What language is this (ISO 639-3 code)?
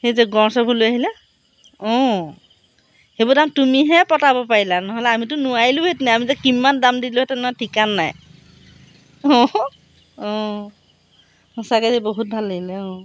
asm